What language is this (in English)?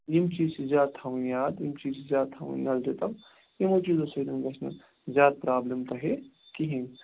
Kashmiri